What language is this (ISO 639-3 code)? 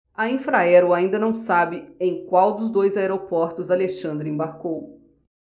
por